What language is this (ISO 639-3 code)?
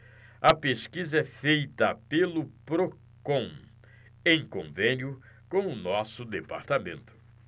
por